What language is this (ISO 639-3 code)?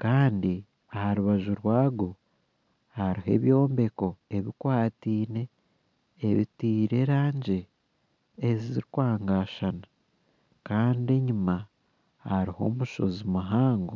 nyn